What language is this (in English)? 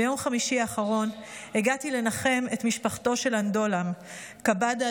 Hebrew